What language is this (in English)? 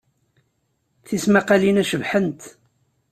Kabyle